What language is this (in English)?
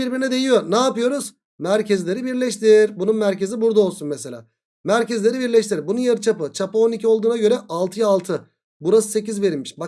Turkish